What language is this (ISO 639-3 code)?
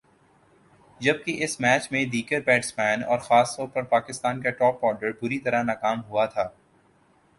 urd